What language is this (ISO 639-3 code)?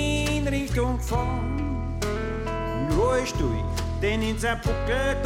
deu